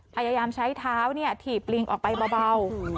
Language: Thai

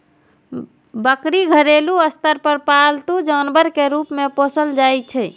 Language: Maithili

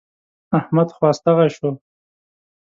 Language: Pashto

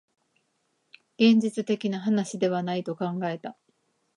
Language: Japanese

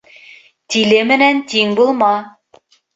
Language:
Bashkir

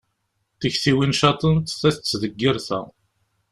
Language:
Kabyle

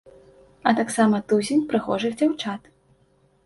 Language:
Belarusian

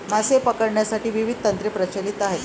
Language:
Marathi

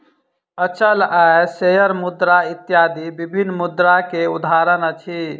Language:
Maithili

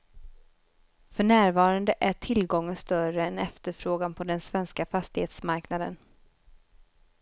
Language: Swedish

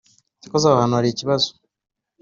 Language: Kinyarwanda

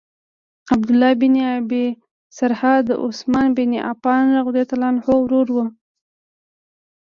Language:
Pashto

